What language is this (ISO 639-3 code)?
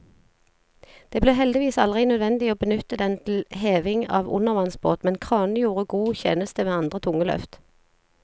nor